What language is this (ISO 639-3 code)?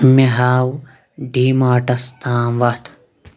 kas